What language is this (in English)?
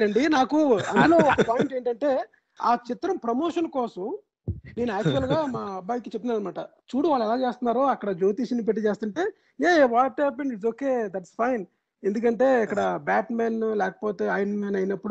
Telugu